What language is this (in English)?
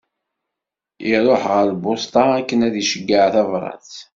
Kabyle